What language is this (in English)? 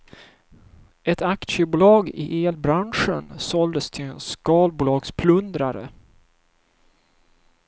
Swedish